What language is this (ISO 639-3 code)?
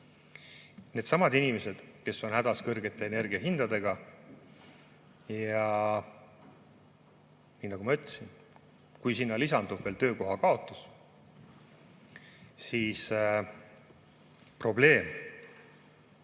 est